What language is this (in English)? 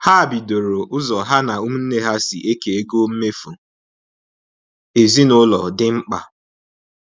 Igbo